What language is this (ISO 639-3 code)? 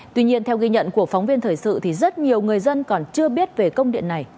vie